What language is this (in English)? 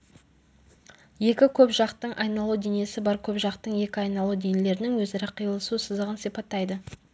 Kazakh